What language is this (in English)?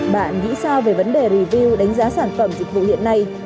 Vietnamese